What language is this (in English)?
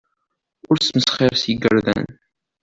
Kabyle